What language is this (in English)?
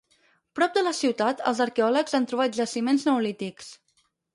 Catalan